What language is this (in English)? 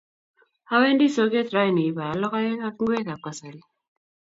Kalenjin